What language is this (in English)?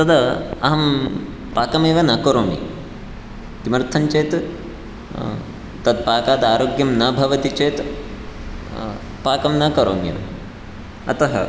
Sanskrit